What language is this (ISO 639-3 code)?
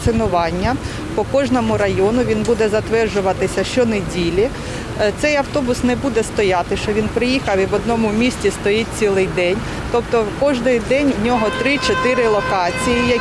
ukr